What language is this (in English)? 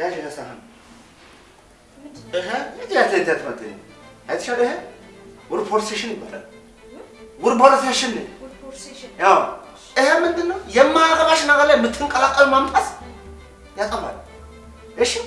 Amharic